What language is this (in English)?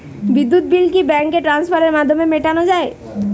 Bangla